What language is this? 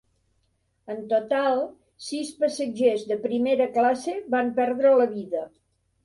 Catalan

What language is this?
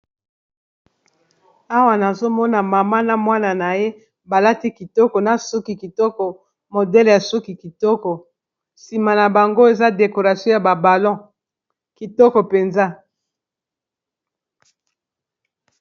Lingala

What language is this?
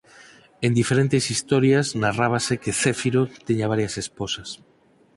Galician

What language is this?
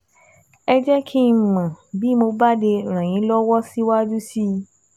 Yoruba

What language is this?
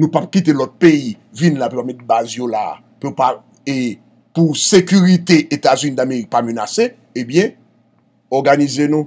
French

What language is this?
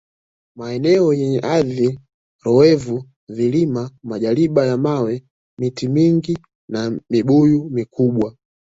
Swahili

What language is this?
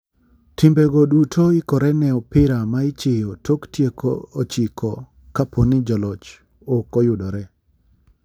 Luo (Kenya and Tanzania)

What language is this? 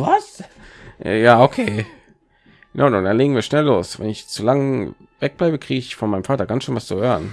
German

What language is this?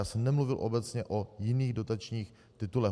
Czech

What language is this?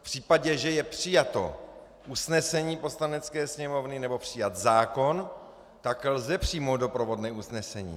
Czech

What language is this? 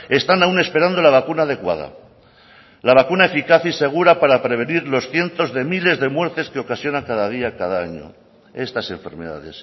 Spanish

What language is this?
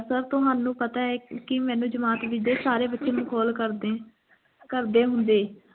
Punjabi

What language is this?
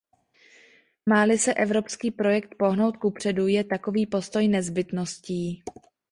Czech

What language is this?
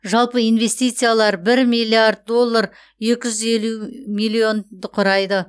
Kazakh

